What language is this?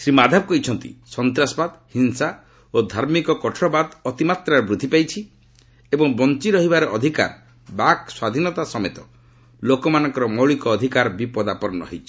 Odia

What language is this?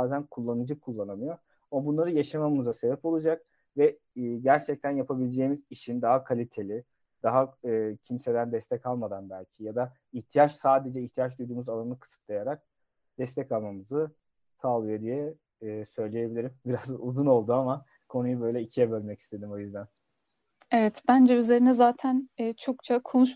Turkish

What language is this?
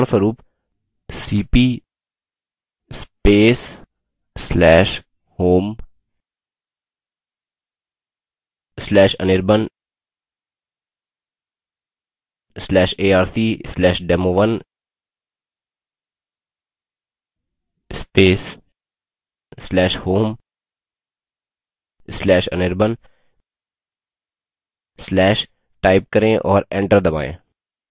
Hindi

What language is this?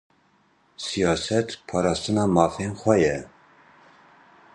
Kurdish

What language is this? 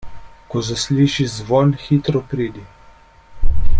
Slovenian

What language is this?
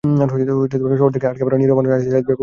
Bangla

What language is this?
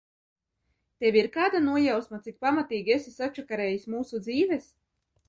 Latvian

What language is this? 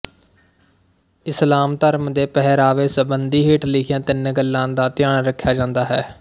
Punjabi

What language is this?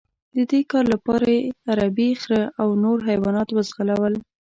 Pashto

